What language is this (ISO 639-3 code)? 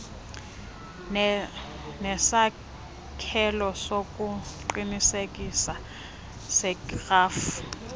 xho